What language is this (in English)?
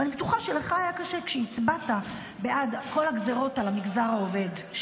Hebrew